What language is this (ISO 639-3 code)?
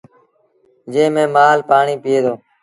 sbn